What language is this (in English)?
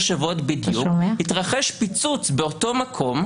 Hebrew